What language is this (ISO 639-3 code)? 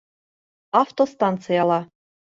bak